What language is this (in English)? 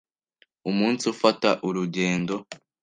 Kinyarwanda